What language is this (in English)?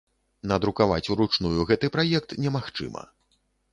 Belarusian